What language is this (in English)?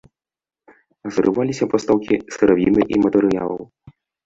Belarusian